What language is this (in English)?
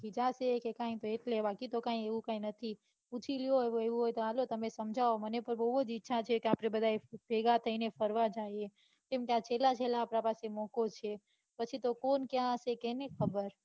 Gujarati